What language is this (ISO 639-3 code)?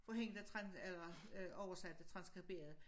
dan